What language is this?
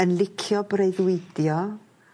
Welsh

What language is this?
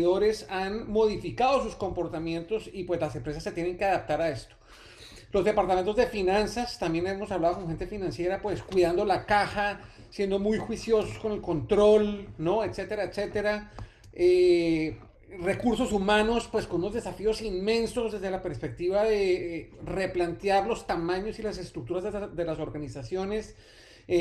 Spanish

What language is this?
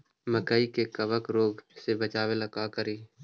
Magahi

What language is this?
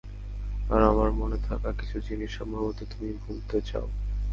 Bangla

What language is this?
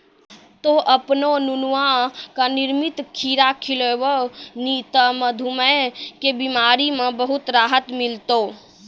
Maithili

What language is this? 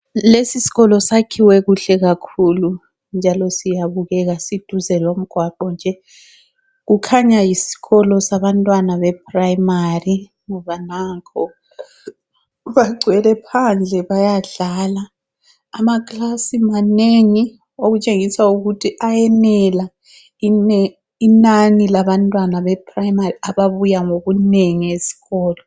North Ndebele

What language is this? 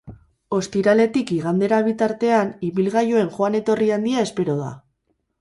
Basque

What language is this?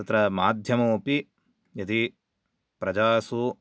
Sanskrit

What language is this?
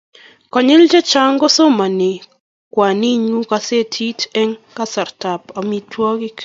Kalenjin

